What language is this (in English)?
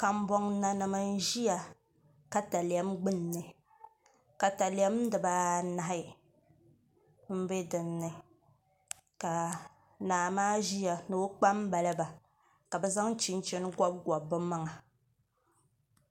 Dagbani